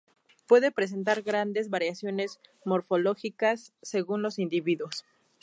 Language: Spanish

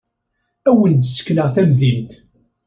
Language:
Kabyle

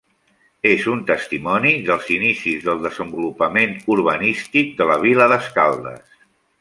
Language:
Catalan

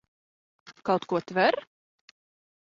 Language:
Latvian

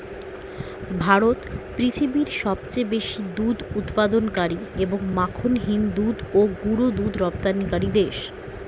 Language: Bangla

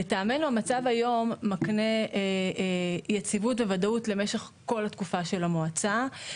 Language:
Hebrew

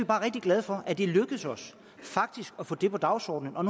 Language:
Danish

